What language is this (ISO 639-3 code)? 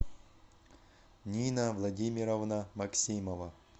rus